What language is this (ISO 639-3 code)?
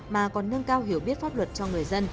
vie